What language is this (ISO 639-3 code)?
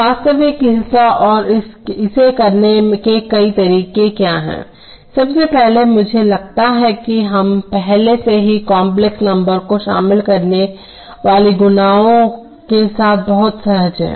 hin